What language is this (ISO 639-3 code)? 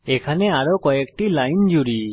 ben